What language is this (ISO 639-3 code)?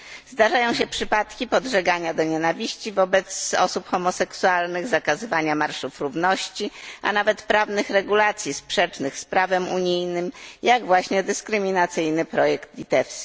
pol